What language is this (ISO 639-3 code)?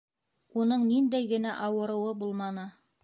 bak